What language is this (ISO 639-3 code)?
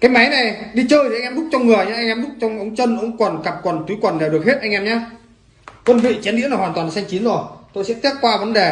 vie